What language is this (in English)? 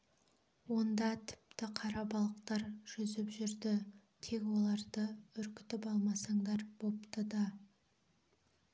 Kazakh